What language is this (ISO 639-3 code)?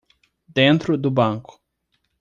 por